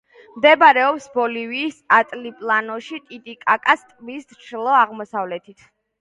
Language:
Georgian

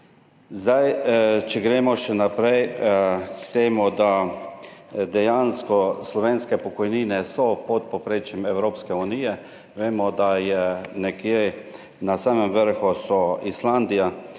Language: Slovenian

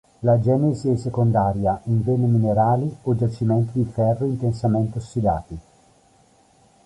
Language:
Italian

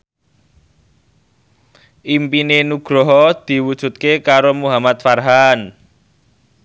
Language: Javanese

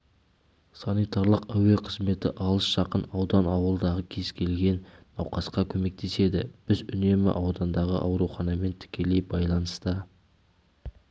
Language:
Kazakh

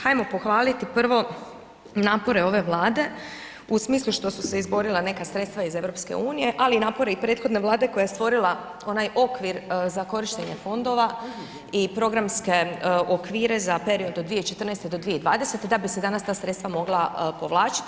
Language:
Croatian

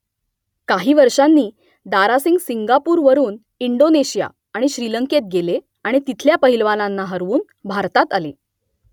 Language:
Marathi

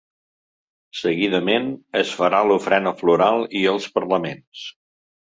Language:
Catalan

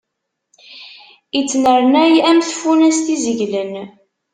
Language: Kabyle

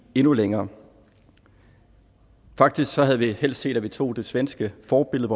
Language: Danish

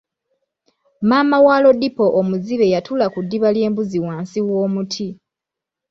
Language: Ganda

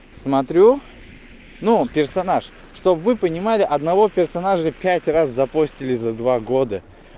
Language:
Russian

